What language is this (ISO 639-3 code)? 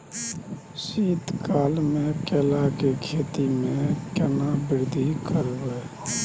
mai